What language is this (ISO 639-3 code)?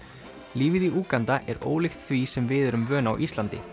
isl